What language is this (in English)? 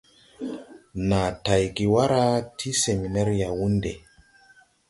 Tupuri